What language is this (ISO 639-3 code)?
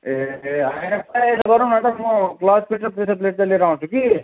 nep